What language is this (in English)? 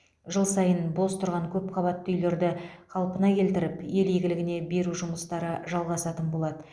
Kazakh